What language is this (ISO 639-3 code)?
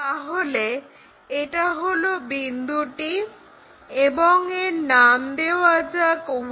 ben